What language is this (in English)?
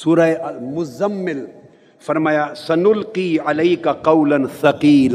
Urdu